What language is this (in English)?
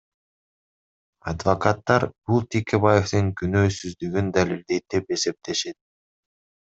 Kyrgyz